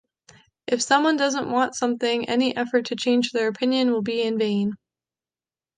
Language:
English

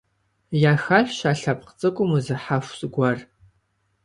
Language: Kabardian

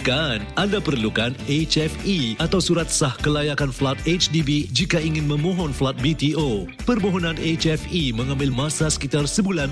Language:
Malay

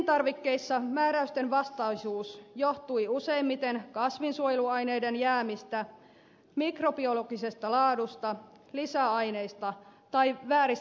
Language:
Finnish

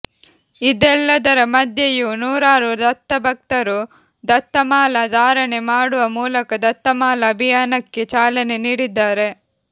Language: Kannada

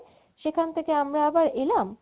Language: Bangla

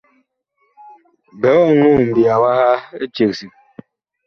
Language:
Bakoko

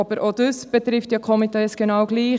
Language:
Swiss German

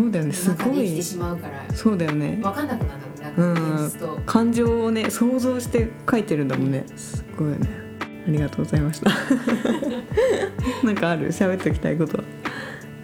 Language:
Japanese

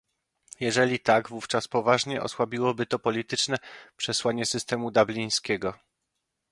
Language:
Polish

